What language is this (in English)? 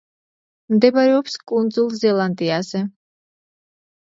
Georgian